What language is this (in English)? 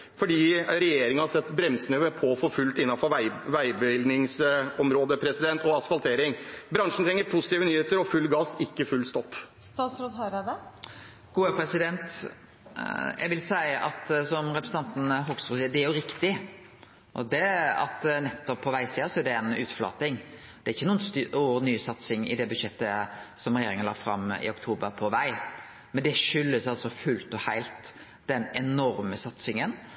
Norwegian